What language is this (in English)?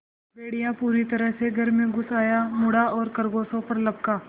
Hindi